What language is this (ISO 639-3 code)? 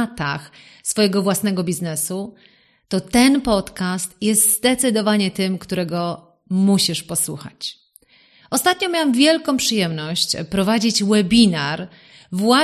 pol